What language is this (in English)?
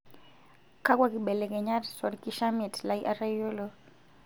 Masai